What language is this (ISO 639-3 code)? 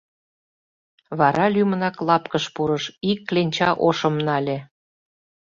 chm